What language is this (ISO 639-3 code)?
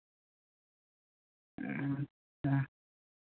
sat